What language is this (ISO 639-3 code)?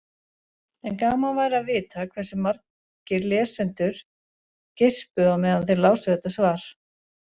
isl